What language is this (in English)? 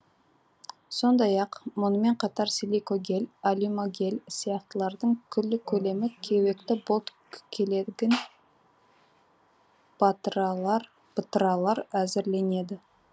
Kazakh